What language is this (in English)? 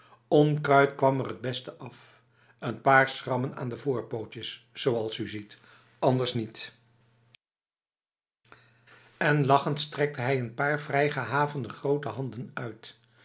Dutch